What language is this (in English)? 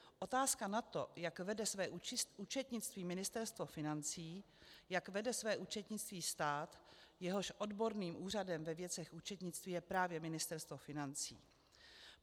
Czech